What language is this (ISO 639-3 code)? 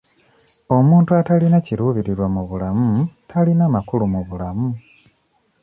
lug